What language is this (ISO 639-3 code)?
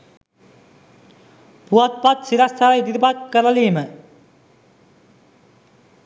sin